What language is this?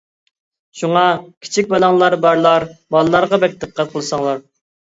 Uyghur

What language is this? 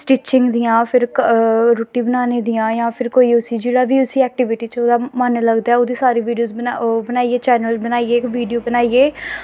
Dogri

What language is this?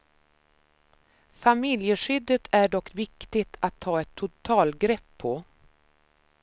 Swedish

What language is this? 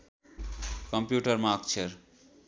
Nepali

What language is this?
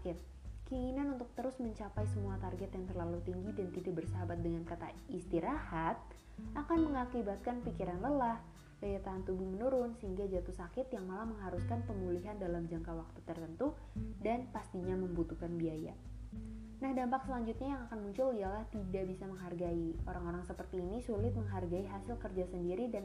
Indonesian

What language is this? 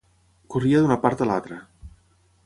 Catalan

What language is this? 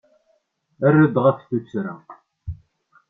Kabyle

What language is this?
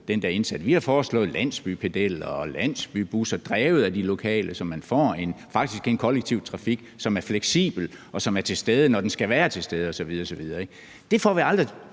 Danish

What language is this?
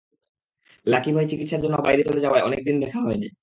Bangla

